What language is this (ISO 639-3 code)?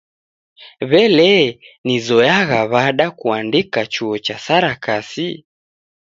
dav